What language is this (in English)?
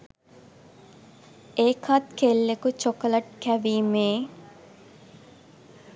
Sinhala